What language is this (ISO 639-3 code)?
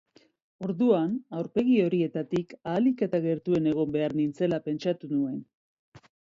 eus